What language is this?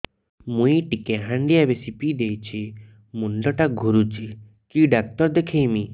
Odia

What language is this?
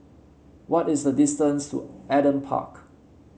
English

